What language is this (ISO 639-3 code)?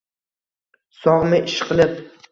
uzb